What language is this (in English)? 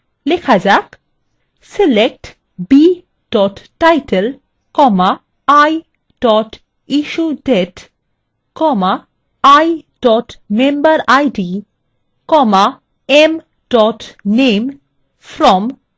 Bangla